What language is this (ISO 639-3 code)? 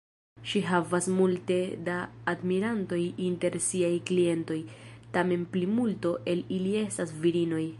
epo